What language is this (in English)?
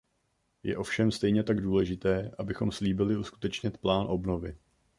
Czech